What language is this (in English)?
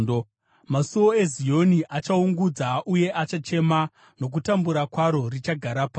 Shona